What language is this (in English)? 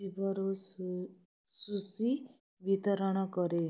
Odia